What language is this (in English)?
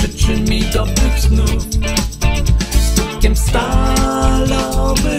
Polish